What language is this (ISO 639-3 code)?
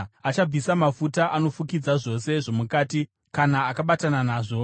sna